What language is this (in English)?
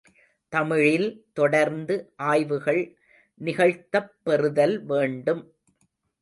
Tamil